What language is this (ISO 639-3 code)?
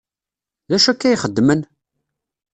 kab